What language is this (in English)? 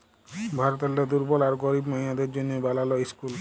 Bangla